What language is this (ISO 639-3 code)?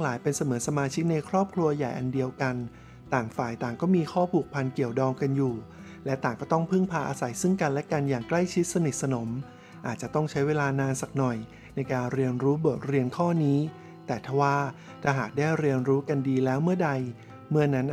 tha